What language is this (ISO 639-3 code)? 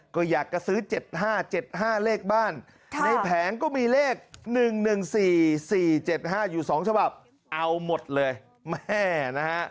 tha